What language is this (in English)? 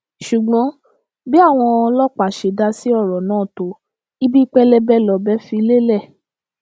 Yoruba